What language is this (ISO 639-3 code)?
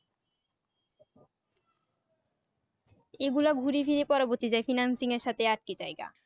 ben